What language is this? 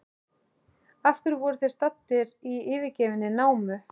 Icelandic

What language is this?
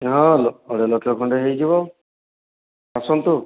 Odia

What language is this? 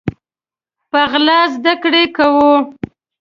Pashto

